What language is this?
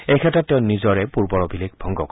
Assamese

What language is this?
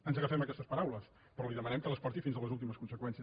Catalan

